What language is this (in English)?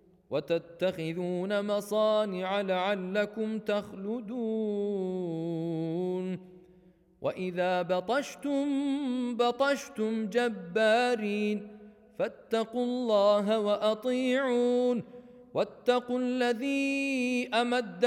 Arabic